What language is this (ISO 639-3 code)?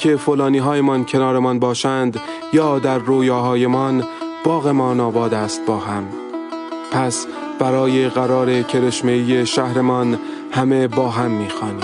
fas